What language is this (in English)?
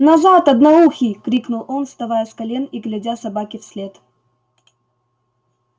Russian